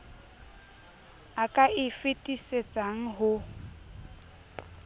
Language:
Southern Sotho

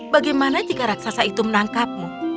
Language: Indonesian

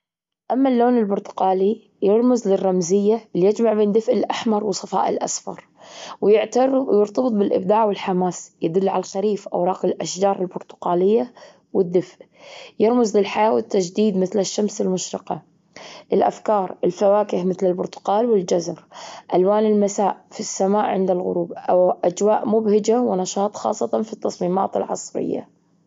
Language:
Gulf Arabic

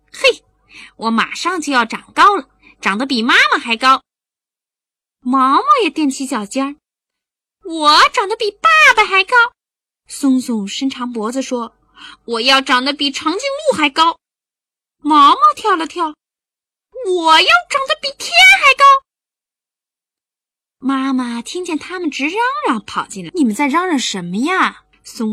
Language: Chinese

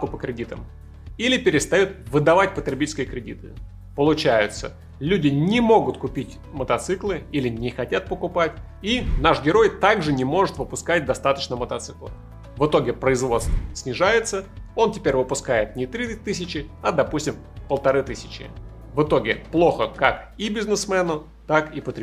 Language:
Russian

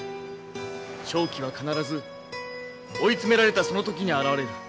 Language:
Japanese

